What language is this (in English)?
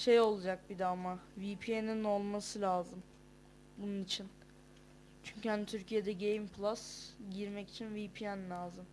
Turkish